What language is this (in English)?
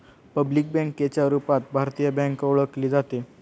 Marathi